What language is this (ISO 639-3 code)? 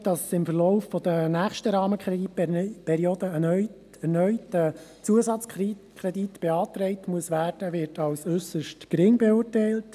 gsw